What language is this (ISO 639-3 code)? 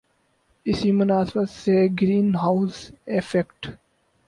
urd